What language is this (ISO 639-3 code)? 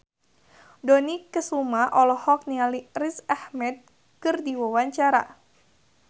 sun